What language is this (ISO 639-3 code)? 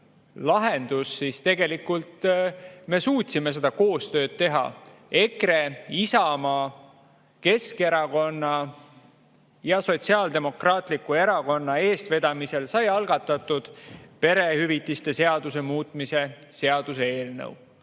est